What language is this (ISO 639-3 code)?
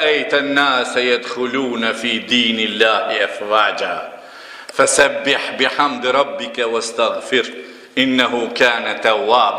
ara